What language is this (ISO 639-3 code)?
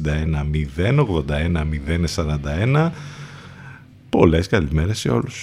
ell